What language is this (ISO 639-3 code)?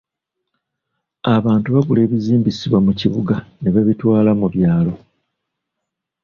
lug